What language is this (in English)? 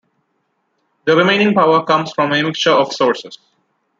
English